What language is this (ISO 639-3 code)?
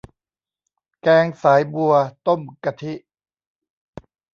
tha